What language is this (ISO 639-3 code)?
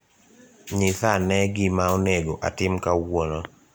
luo